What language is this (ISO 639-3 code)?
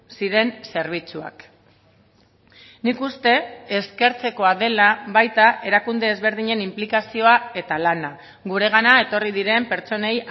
eus